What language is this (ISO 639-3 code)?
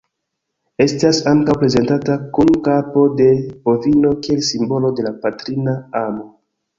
epo